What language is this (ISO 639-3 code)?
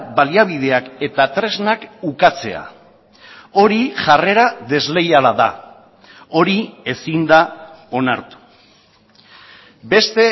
eus